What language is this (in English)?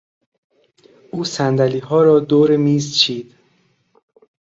Persian